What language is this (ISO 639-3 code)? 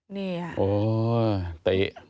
tha